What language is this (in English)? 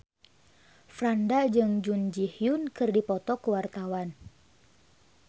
Sundanese